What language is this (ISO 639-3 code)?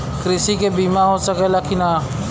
bho